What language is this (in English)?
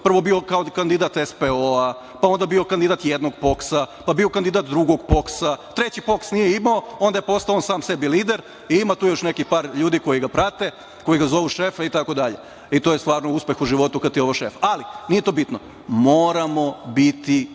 Serbian